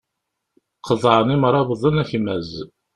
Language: Kabyle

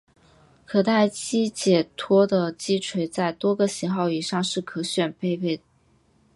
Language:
Chinese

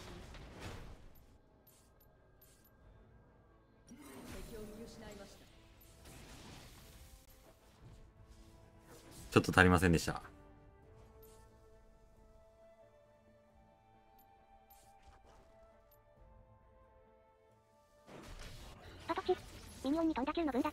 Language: Japanese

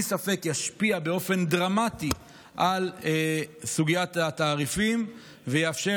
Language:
Hebrew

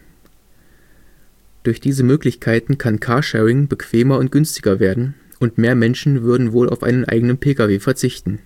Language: German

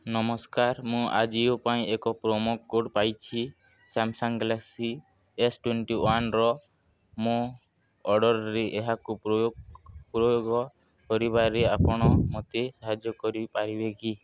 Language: Odia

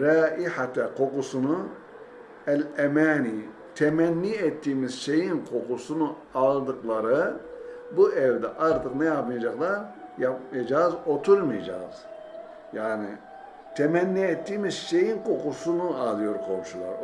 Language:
Turkish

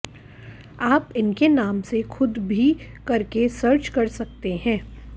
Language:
Hindi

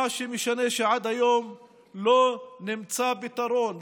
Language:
Hebrew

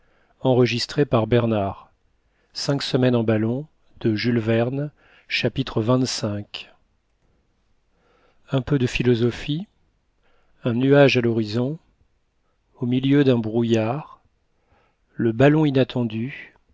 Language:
French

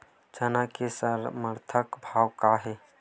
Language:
Chhattisgarhi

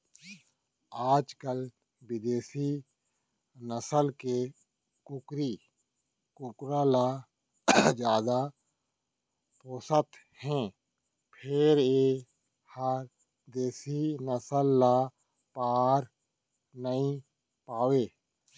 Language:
Chhattisgarhi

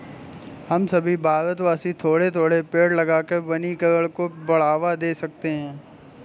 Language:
Hindi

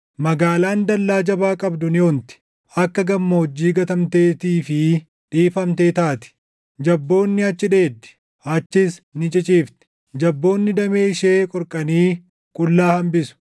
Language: Oromo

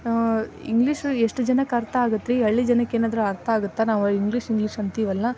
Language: Kannada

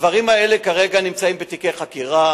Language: Hebrew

